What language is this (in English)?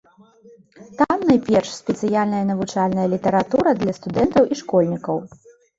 Belarusian